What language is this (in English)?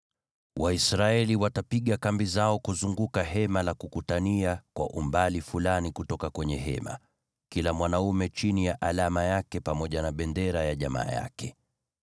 Swahili